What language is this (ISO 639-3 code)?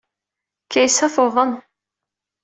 kab